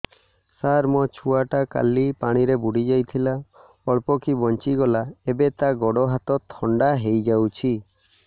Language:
Odia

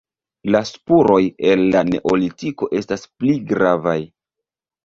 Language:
Esperanto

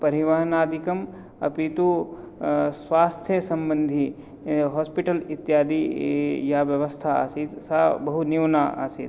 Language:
Sanskrit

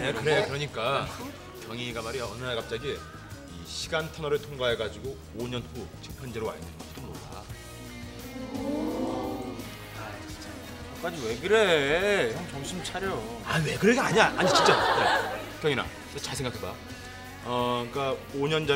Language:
Korean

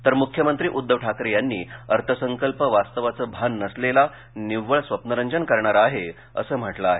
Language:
Marathi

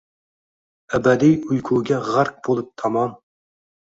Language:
Uzbek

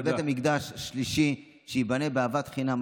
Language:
Hebrew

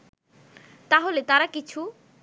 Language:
Bangla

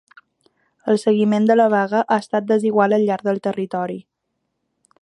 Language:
Catalan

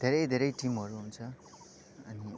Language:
Nepali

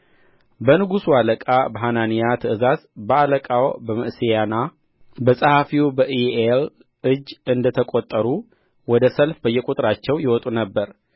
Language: Amharic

